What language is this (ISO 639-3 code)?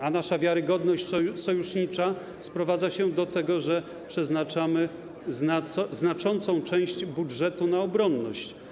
pol